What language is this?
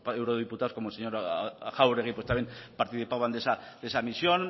Spanish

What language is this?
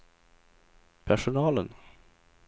Swedish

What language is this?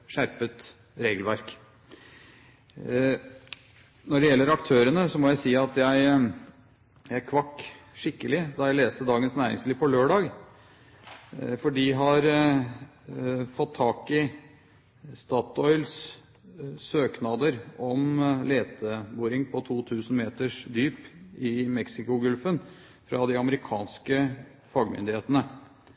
Norwegian Bokmål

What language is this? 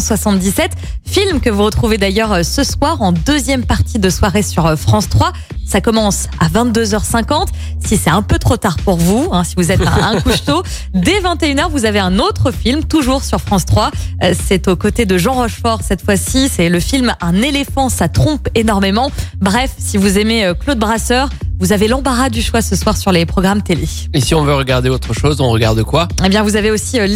French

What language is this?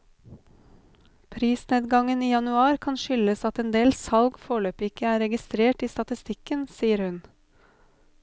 Norwegian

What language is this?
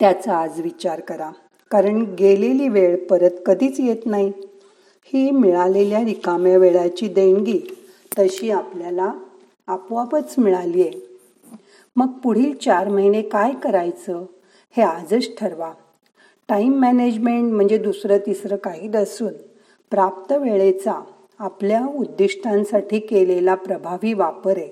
Marathi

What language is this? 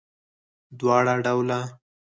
Pashto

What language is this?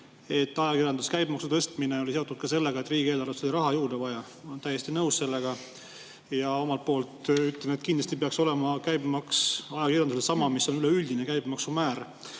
Estonian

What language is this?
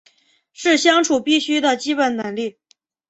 Chinese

